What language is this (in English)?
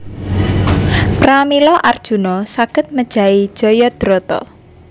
Javanese